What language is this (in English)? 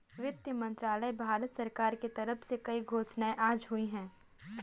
Hindi